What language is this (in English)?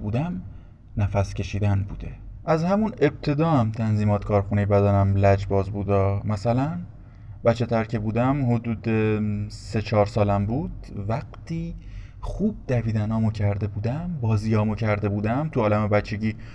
Persian